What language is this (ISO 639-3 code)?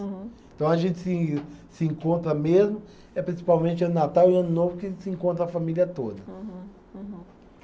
por